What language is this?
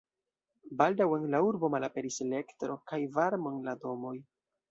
Esperanto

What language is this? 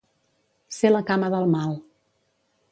Catalan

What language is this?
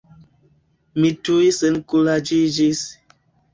Esperanto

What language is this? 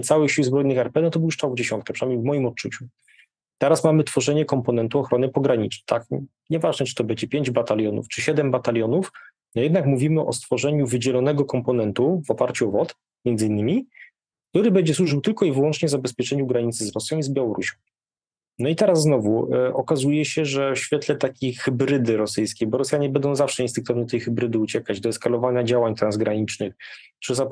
Polish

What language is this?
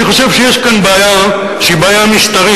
Hebrew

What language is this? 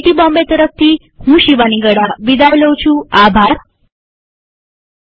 Gujarati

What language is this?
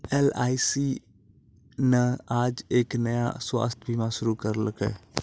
Maithili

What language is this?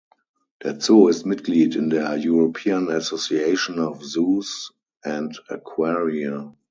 German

